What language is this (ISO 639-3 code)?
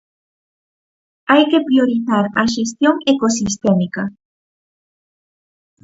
glg